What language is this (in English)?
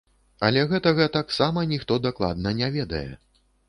Belarusian